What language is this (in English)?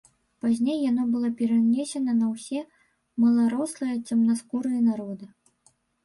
Belarusian